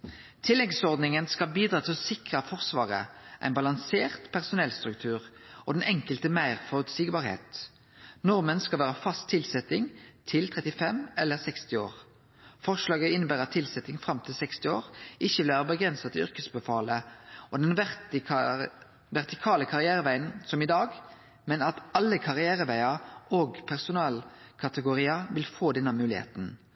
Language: Norwegian Nynorsk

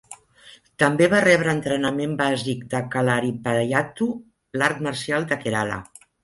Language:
Catalan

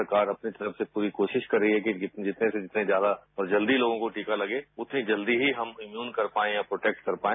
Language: Hindi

